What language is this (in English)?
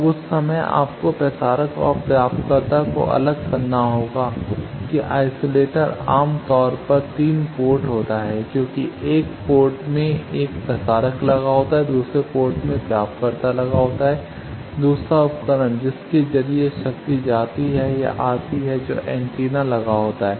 Hindi